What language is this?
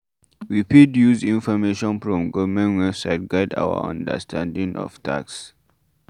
Nigerian Pidgin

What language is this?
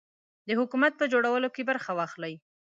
Pashto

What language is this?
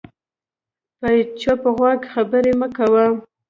Pashto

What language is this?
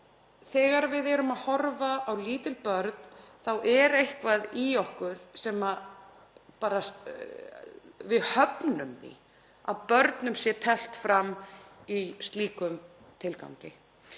Icelandic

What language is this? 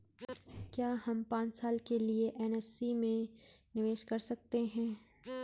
Hindi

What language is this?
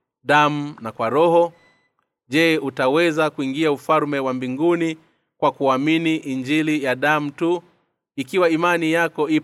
Swahili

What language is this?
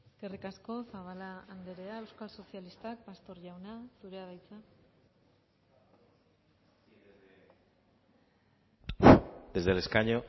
Basque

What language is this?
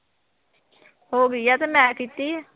Punjabi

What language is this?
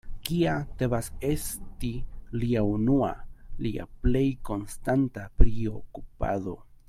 Esperanto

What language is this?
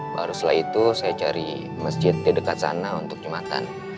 Indonesian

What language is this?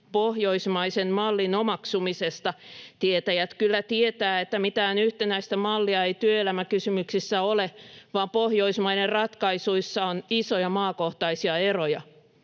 Finnish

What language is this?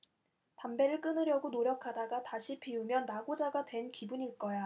Korean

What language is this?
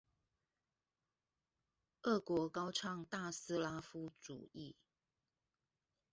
Chinese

